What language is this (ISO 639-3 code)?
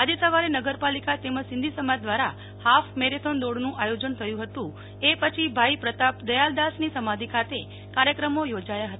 guj